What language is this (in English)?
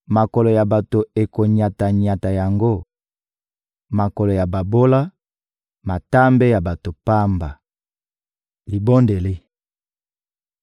Lingala